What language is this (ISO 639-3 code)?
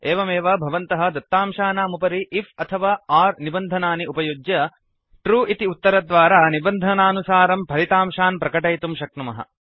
san